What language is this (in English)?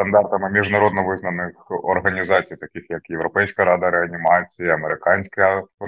Ukrainian